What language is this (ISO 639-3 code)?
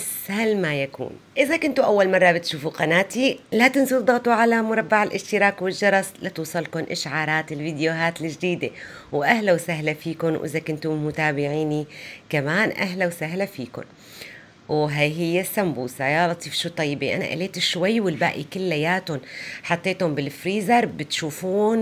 ara